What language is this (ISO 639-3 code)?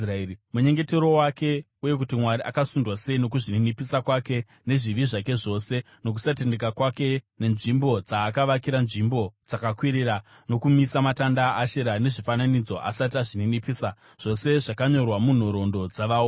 sna